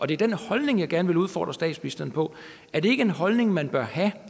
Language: Danish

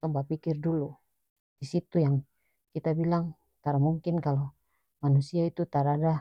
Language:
North Moluccan Malay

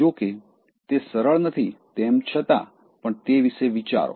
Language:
Gujarati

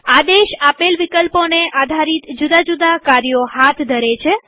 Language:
Gujarati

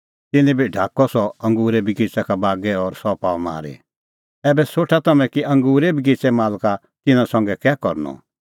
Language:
Kullu Pahari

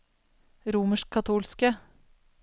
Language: Norwegian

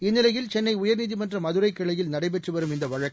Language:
Tamil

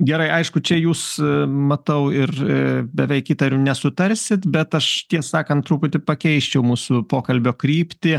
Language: Lithuanian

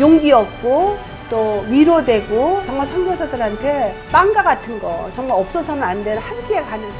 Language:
Korean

